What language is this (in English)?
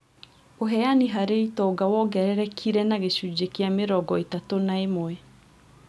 Kikuyu